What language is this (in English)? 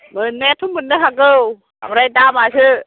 Bodo